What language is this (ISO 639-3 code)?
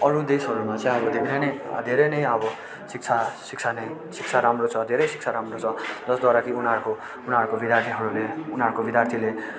nep